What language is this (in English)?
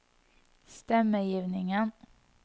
Norwegian